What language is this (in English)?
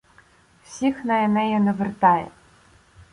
Ukrainian